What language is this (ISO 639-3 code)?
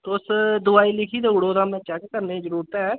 doi